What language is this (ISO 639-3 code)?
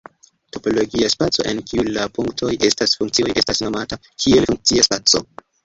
epo